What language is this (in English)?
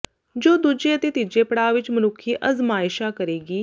Punjabi